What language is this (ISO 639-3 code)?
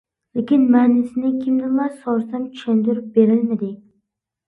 uig